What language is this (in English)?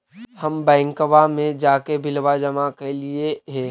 Magahi